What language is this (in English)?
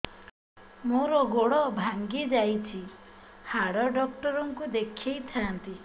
Odia